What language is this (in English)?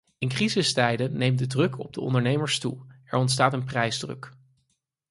Dutch